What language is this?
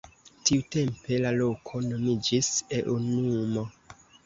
Esperanto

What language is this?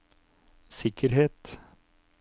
Norwegian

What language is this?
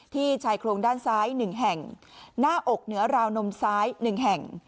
Thai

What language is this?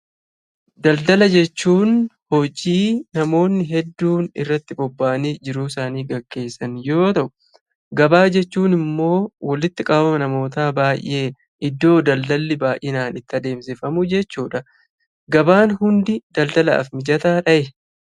Oromo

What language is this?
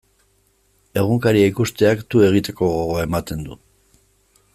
Basque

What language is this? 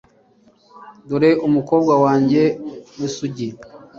Kinyarwanda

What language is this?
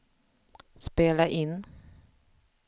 Swedish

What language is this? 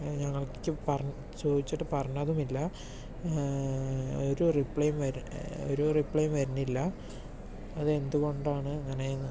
Malayalam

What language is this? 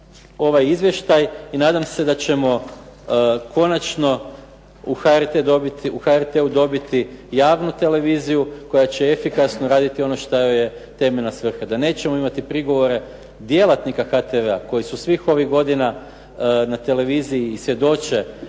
Croatian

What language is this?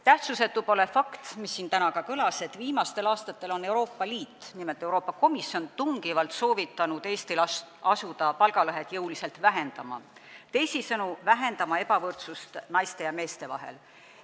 Estonian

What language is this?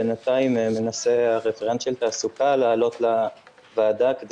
Hebrew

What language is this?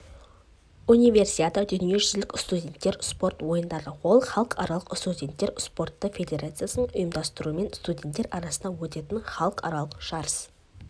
Kazakh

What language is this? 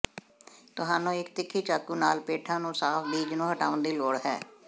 Punjabi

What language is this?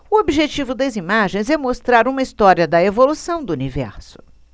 Portuguese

